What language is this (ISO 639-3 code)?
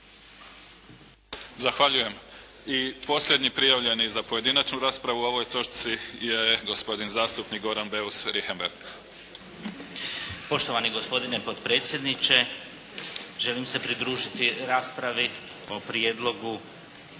hrv